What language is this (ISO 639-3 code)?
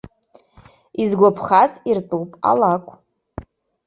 abk